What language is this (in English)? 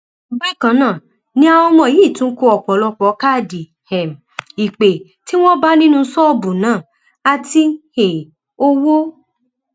Yoruba